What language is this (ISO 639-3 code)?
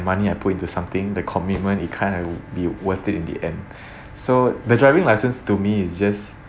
eng